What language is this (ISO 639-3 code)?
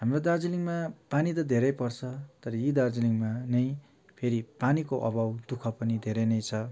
nep